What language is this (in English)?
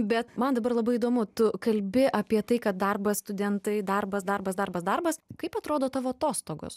Lithuanian